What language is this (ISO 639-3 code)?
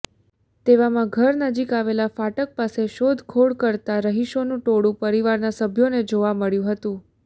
guj